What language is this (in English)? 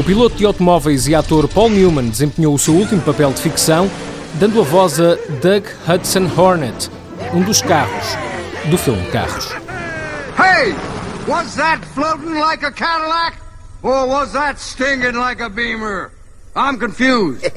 Portuguese